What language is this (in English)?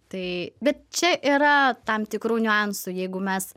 Lithuanian